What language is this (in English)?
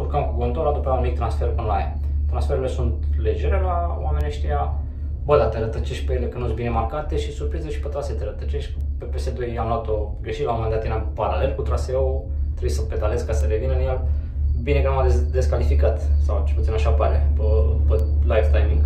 Romanian